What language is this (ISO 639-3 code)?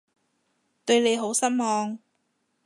yue